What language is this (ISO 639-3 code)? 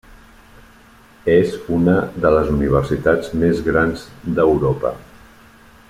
cat